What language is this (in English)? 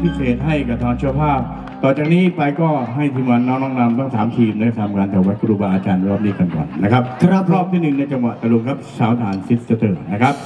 Thai